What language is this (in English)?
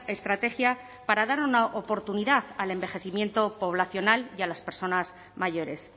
Spanish